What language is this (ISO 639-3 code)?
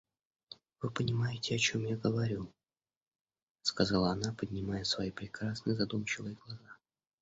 rus